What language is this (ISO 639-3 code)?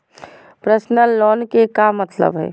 mag